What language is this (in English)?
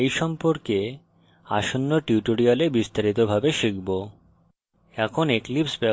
Bangla